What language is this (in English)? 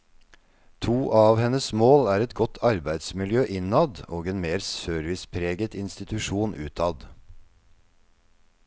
Norwegian